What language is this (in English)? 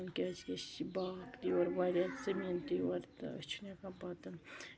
Kashmiri